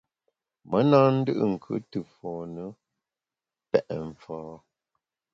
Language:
Bamun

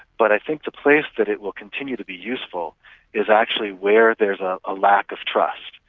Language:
English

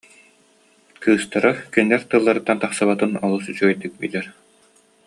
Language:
Yakut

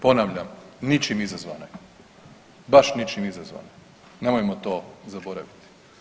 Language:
Croatian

